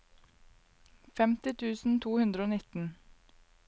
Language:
Norwegian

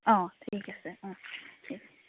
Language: Assamese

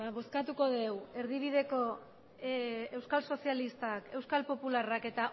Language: Basque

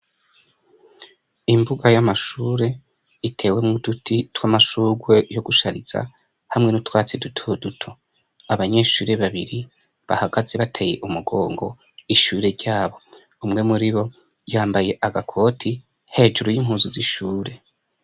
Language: Rundi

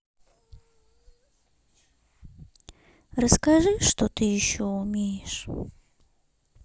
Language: Russian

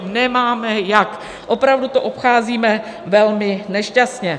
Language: Czech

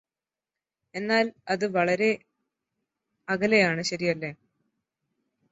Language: Malayalam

